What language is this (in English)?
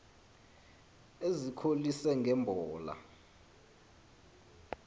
Xhosa